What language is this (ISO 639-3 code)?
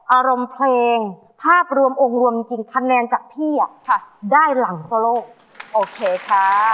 tha